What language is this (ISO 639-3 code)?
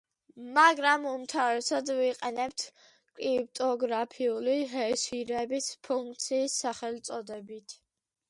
kat